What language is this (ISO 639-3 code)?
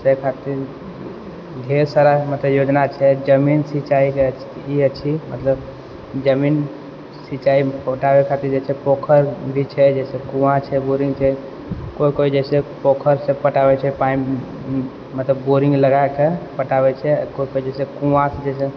mai